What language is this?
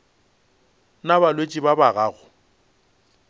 Northern Sotho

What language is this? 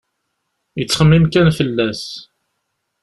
Kabyle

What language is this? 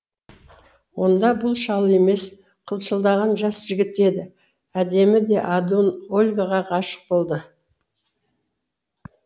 Kazakh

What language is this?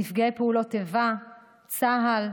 Hebrew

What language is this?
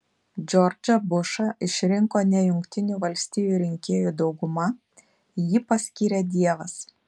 Lithuanian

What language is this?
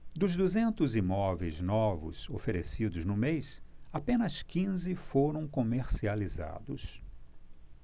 Portuguese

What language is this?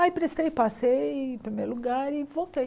Portuguese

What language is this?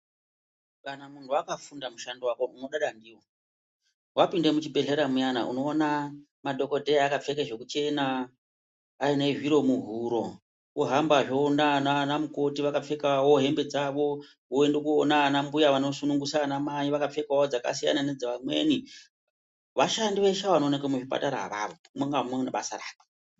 Ndau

